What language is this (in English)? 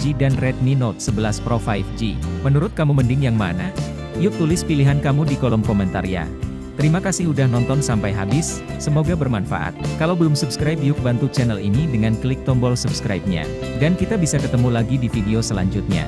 Indonesian